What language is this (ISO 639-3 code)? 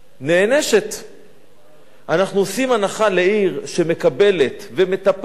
heb